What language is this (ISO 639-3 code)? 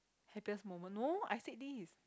eng